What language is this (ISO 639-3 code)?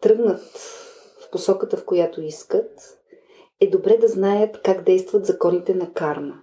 bul